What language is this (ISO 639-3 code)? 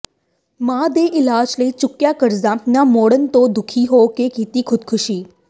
pan